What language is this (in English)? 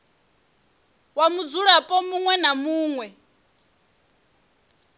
Venda